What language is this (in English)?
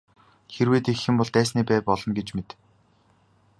Mongolian